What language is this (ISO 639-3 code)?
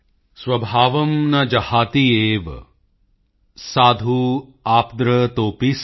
pan